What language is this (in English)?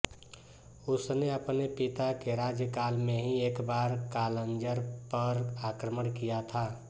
Hindi